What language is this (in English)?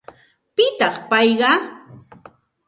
Santa Ana de Tusi Pasco Quechua